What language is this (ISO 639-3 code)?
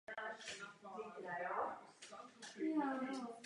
ces